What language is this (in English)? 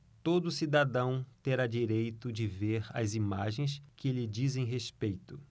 Portuguese